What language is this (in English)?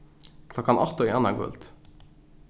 Faroese